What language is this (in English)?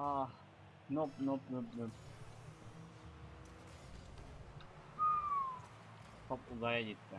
Turkish